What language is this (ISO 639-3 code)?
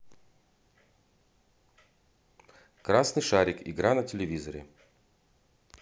rus